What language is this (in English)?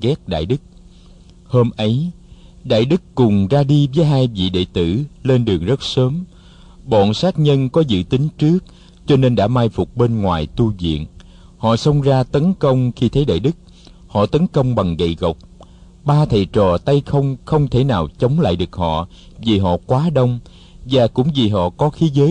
Vietnamese